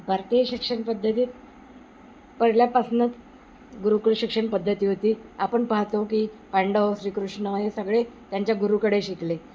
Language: Marathi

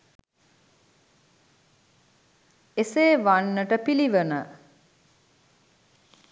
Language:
Sinhala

